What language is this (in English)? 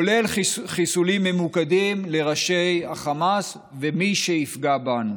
Hebrew